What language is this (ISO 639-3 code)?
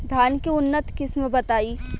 bho